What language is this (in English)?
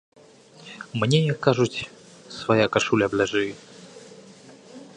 Belarusian